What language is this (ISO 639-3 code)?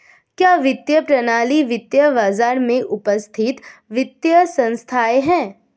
hin